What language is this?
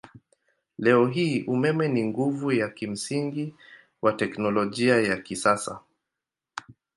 Swahili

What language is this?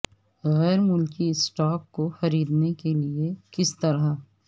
Urdu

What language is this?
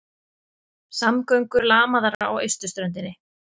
Icelandic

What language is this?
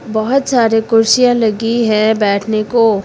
Hindi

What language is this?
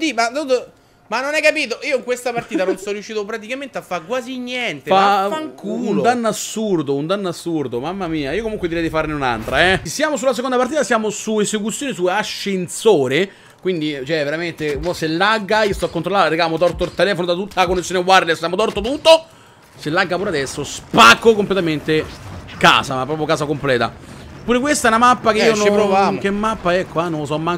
Italian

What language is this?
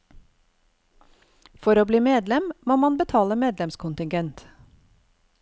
Norwegian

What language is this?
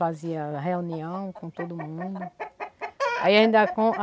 Portuguese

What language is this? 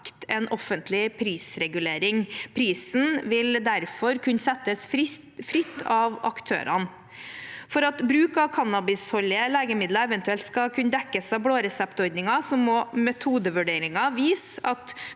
Norwegian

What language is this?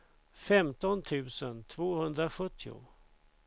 Swedish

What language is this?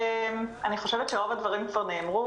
Hebrew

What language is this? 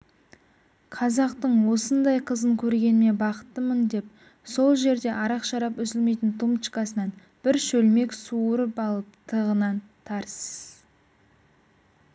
Kazakh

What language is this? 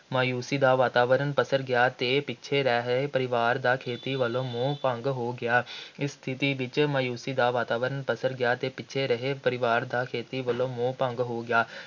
Punjabi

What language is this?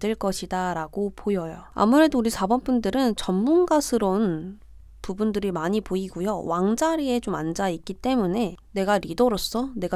Korean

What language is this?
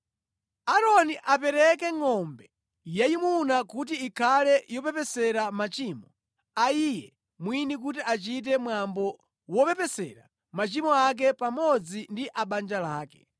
Nyanja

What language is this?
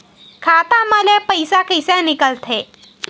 Chhattisgarhi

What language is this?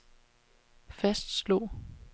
Danish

